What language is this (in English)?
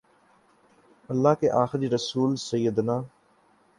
Urdu